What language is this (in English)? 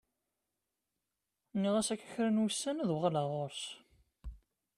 Kabyle